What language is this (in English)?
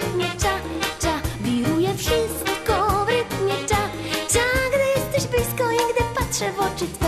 Korean